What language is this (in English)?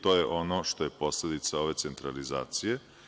Serbian